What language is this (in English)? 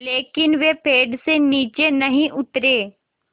Hindi